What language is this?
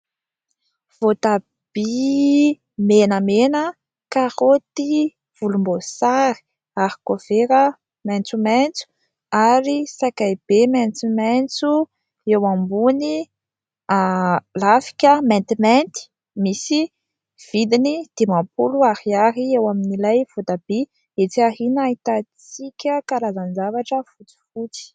Malagasy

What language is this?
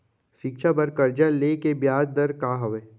Chhattisgarhi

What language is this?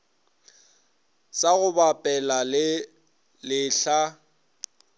Northern Sotho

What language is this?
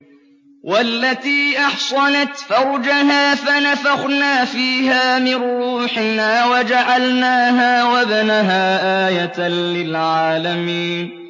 Arabic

